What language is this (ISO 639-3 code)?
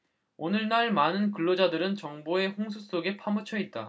kor